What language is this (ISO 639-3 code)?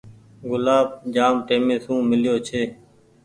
gig